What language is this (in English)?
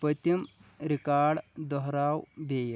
Kashmiri